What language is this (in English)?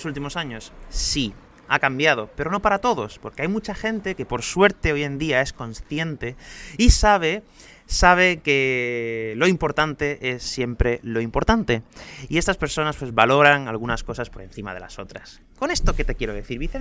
Spanish